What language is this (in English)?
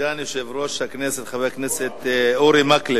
Hebrew